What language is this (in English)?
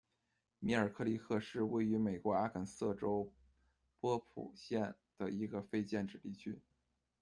Chinese